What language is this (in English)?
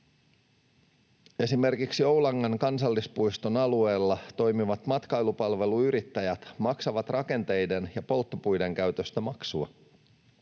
Finnish